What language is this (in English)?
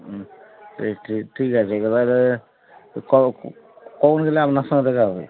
Bangla